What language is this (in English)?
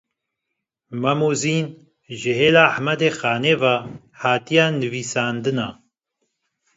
Kurdish